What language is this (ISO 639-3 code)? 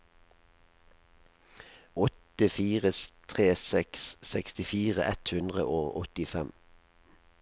nor